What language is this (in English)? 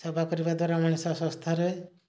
Odia